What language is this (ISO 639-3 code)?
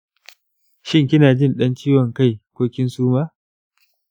hau